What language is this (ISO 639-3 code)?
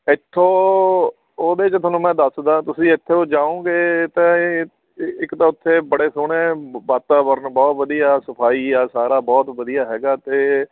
pan